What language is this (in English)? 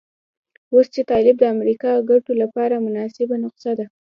Pashto